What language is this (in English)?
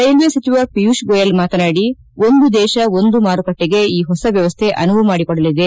Kannada